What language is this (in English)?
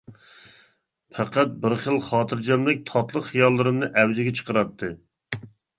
Uyghur